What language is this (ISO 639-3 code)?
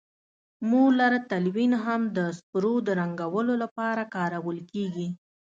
pus